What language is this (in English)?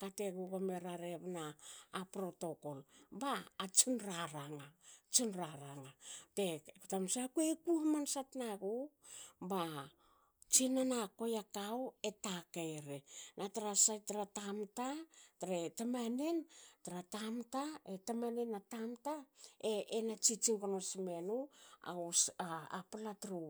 Hakö